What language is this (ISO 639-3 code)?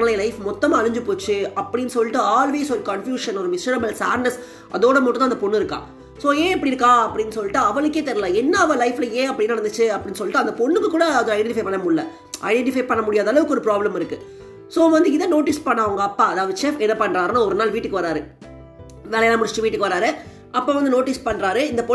tam